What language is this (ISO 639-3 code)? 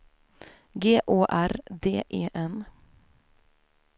swe